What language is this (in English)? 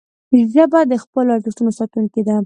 Pashto